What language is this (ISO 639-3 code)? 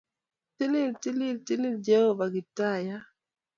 kln